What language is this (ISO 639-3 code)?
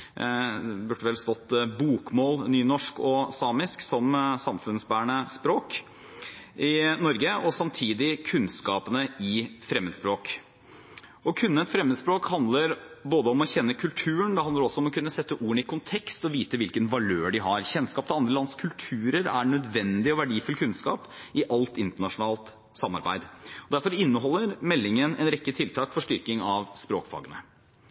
nob